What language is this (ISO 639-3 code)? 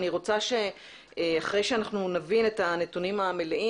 heb